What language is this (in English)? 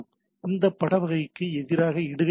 Tamil